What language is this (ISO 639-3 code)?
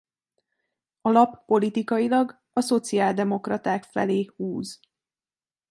hun